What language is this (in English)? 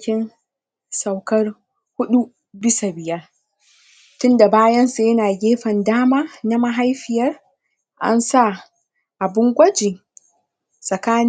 Hausa